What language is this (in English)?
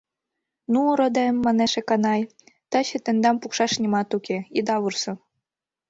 Mari